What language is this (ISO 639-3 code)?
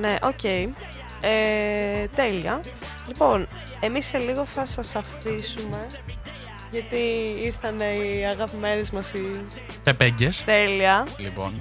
ell